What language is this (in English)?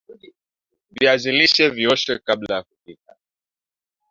Swahili